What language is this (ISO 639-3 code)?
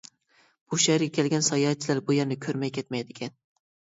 uig